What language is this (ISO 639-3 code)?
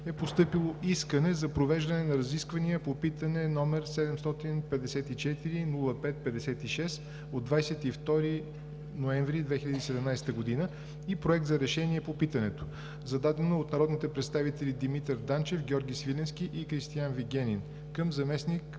bul